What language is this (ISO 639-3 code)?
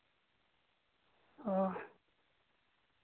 sat